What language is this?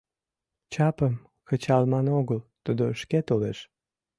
Mari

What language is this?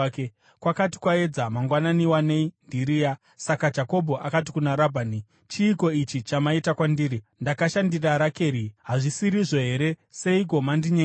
Shona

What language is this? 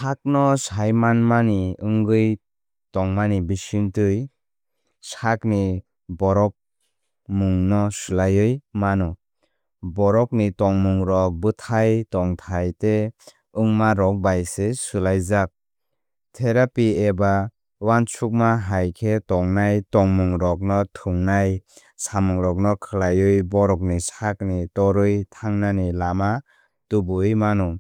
Kok Borok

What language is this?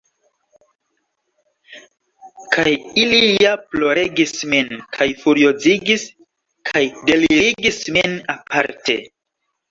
Esperanto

